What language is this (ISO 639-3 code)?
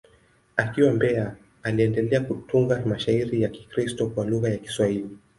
swa